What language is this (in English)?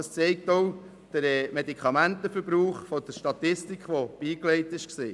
Swiss German